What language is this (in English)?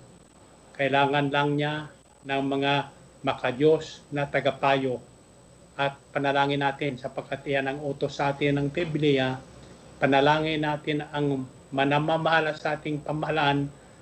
Filipino